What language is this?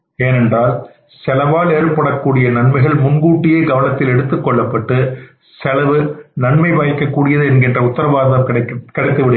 Tamil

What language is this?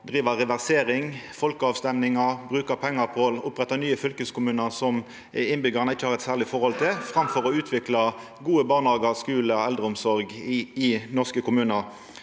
Norwegian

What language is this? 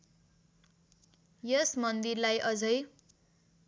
Nepali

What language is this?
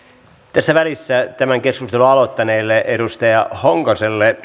Finnish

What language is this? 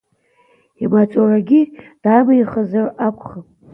Abkhazian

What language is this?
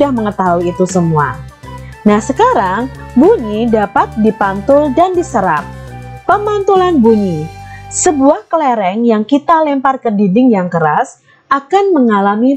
Indonesian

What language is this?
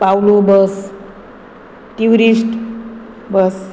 Konkani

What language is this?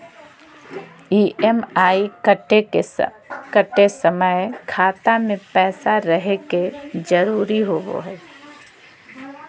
Magahi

